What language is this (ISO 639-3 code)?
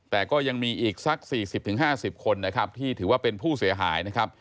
tha